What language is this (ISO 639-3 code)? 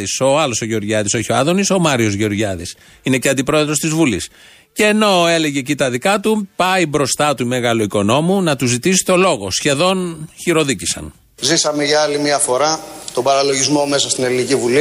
ell